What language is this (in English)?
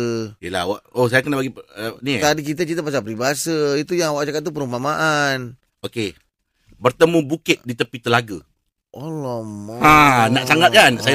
Malay